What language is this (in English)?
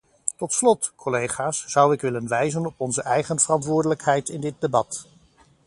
Dutch